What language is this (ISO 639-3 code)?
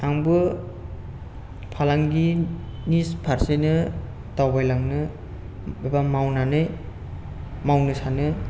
brx